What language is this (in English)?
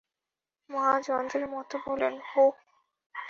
Bangla